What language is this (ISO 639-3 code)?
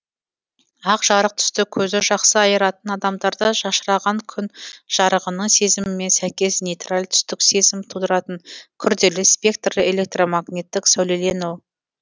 kaz